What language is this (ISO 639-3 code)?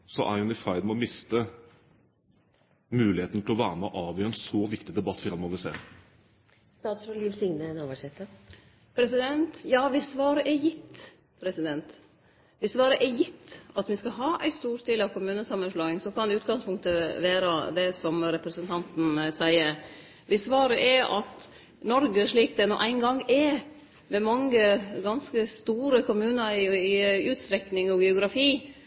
nor